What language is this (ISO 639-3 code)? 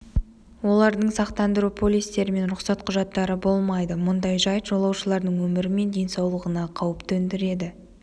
kaz